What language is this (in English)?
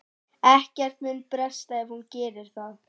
Icelandic